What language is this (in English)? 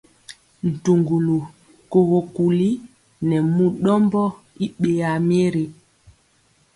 Mpiemo